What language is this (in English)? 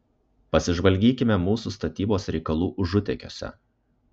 Lithuanian